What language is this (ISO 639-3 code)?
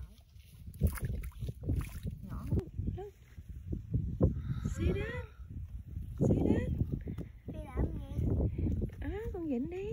vie